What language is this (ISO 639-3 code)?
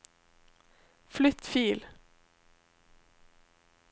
nor